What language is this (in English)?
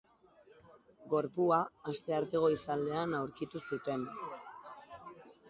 Basque